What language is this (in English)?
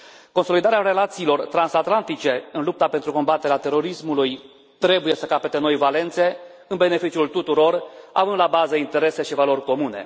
Romanian